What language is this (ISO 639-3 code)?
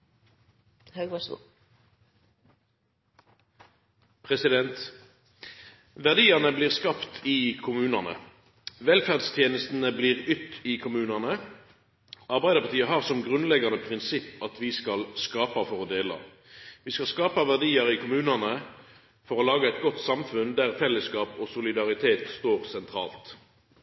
nno